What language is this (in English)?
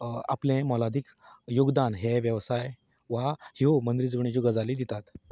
Konkani